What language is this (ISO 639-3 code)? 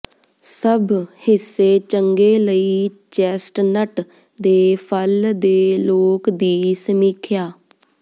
pan